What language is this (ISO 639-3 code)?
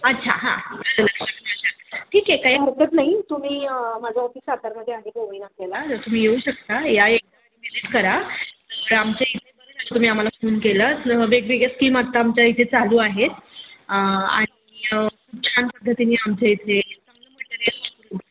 mar